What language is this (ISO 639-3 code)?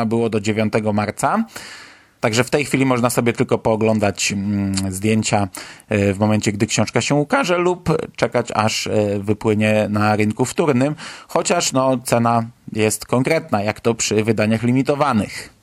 pol